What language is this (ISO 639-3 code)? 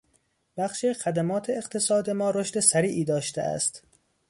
fas